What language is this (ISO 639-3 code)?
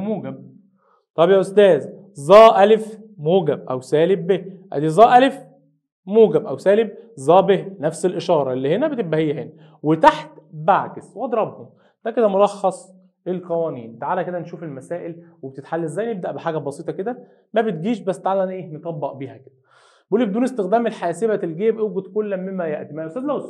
ara